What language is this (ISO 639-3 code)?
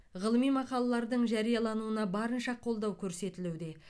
kaz